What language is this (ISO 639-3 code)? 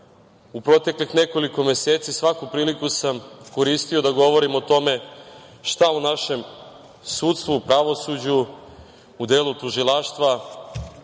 srp